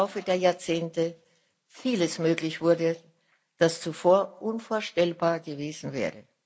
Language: German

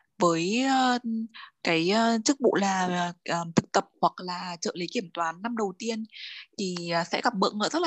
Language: Vietnamese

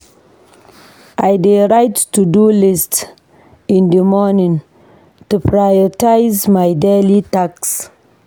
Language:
Nigerian Pidgin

